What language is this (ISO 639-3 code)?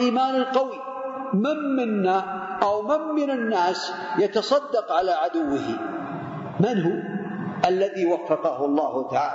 ara